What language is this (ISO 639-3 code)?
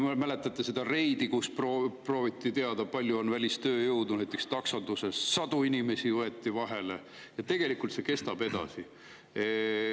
est